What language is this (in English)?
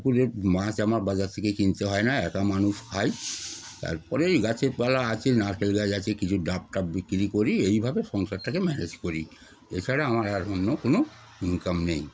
Bangla